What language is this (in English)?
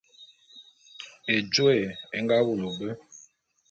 Bulu